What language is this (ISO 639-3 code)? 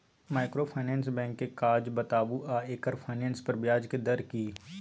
mai